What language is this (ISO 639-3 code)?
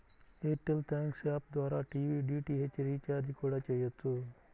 tel